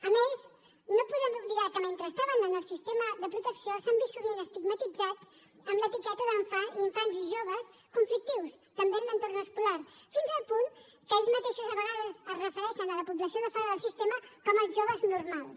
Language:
Catalan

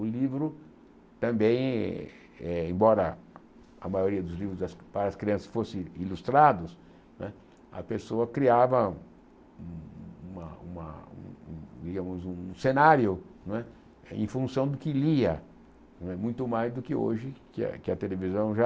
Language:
Portuguese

